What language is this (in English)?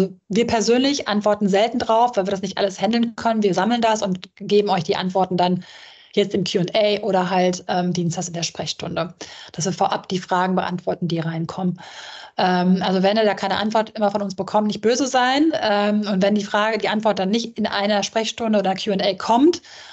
German